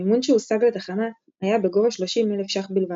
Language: Hebrew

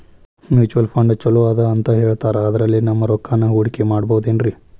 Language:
Kannada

